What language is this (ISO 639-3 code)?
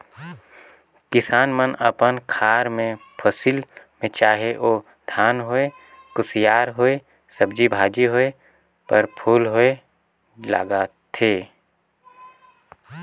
hne